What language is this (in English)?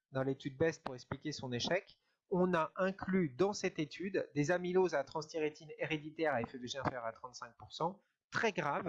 French